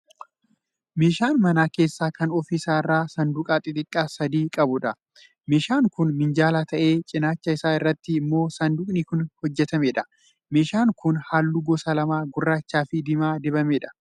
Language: Oromo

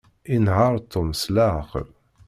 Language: Kabyle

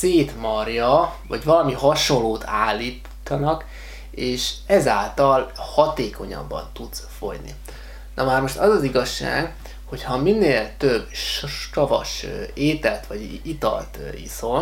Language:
Hungarian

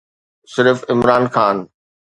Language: Sindhi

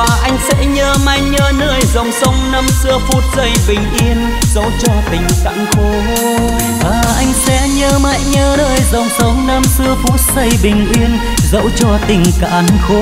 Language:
Vietnamese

